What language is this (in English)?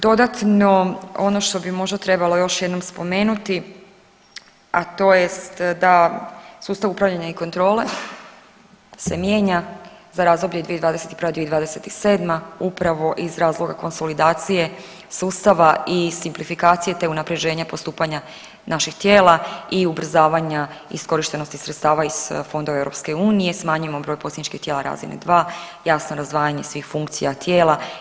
Croatian